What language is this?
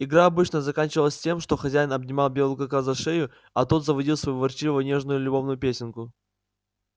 Russian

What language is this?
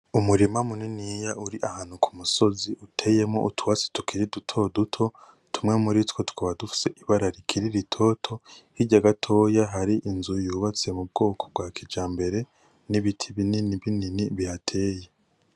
Rundi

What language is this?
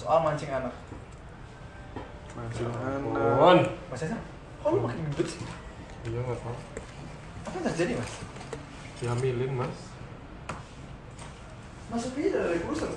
Indonesian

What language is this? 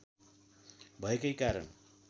Nepali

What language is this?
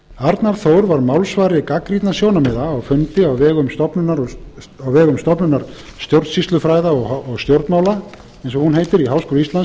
Icelandic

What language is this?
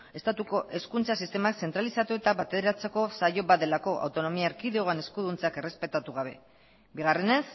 Basque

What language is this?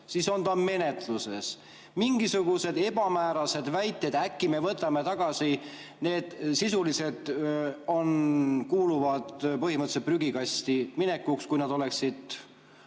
Estonian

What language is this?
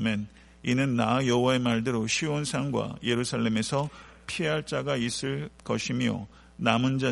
Korean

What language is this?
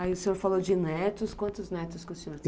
Portuguese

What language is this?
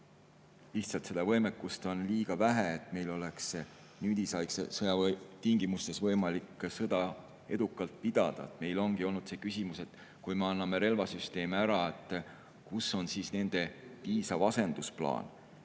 Estonian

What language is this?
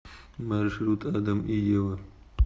Russian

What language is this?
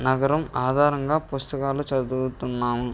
Telugu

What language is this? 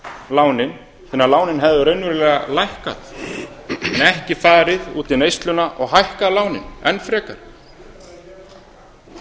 Icelandic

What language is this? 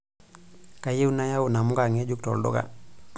Masai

